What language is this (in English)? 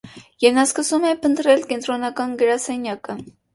Armenian